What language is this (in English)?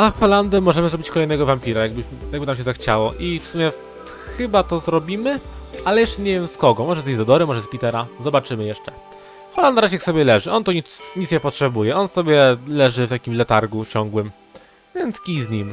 Polish